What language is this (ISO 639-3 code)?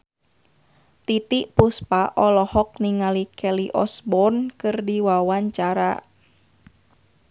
sun